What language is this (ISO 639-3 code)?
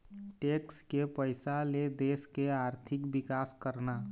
hne